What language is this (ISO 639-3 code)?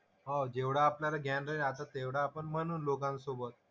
mar